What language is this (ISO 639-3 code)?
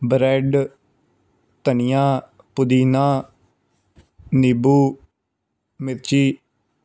pan